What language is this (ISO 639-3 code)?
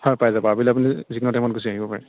asm